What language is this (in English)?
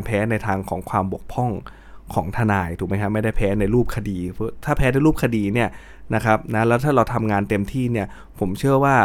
Thai